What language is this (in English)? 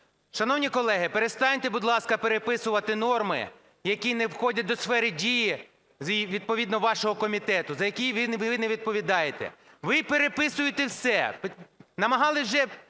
Ukrainian